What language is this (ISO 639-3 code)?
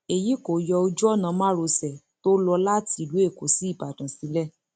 yor